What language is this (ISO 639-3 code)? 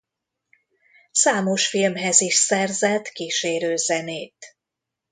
hun